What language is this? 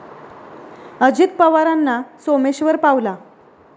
Marathi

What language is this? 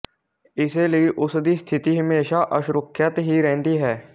Punjabi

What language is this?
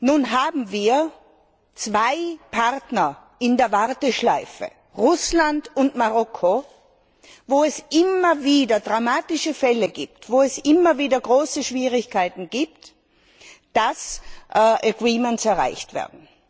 German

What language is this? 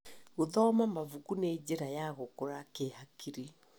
Kikuyu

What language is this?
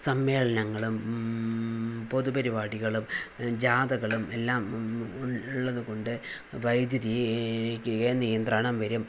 Malayalam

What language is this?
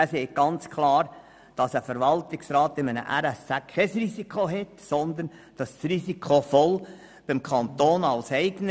Swiss German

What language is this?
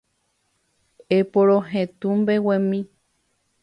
Guarani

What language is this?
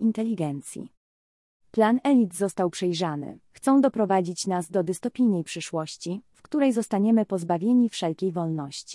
Polish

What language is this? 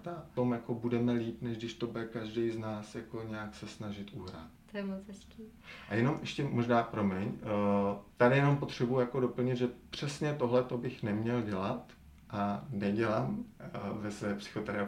Czech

